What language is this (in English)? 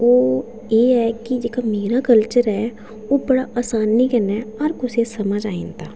Dogri